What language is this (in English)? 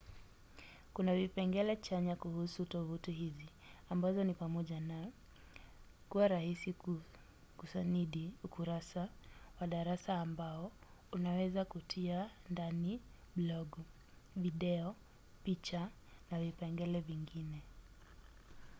Swahili